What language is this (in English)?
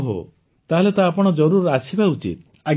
Odia